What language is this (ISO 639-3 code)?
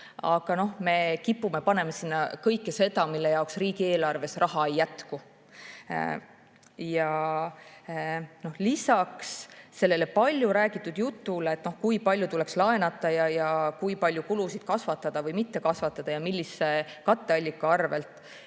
est